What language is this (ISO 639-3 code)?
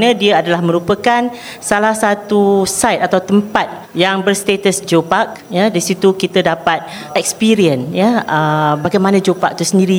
msa